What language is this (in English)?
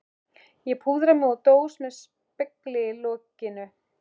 Icelandic